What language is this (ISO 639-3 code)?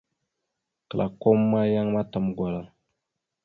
mxu